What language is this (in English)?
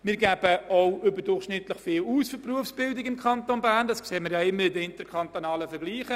Swiss German